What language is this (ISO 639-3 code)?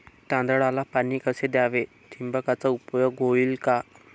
mar